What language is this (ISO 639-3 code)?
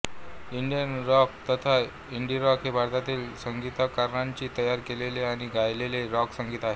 mar